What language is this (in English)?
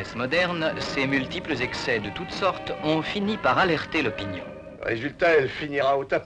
French